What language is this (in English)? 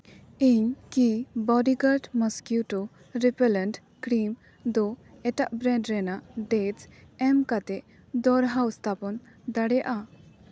Santali